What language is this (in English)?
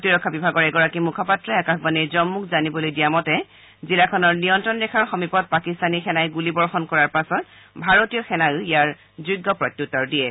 Assamese